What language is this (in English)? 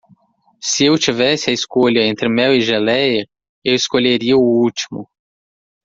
Portuguese